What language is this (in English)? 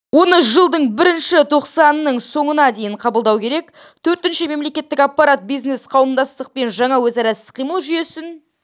Kazakh